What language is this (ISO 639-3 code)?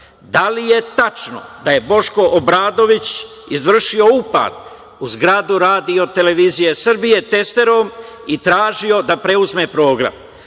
srp